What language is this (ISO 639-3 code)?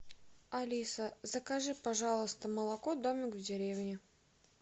rus